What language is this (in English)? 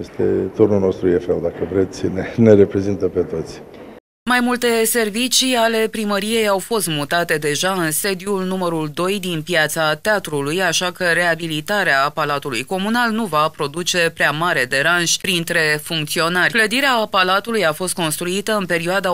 Romanian